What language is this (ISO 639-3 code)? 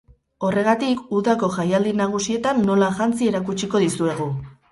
eus